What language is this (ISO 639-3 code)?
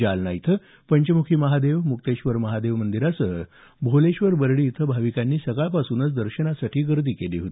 mar